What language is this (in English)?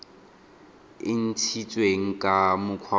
Tswana